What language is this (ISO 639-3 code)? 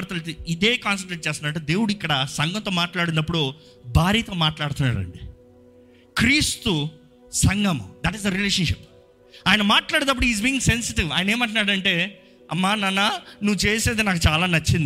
tel